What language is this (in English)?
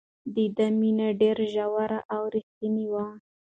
Pashto